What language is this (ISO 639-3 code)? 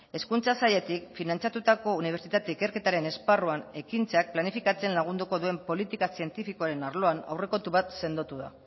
eus